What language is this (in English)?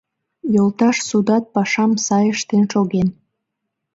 Mari